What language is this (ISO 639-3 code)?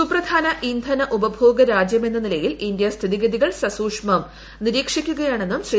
mal